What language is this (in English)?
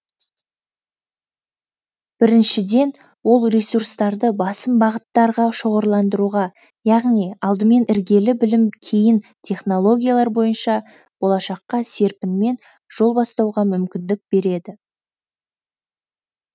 Kazakh